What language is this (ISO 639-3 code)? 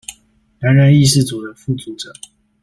zho